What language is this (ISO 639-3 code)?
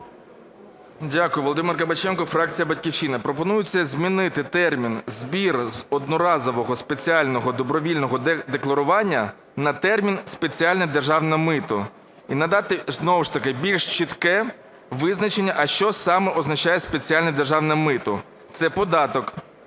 ukr